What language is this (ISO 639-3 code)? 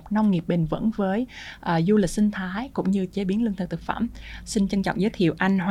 vie